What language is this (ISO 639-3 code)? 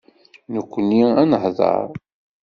kab